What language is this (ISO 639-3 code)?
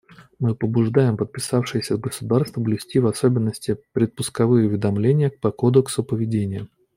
rus